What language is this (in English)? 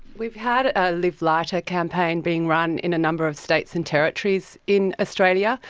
English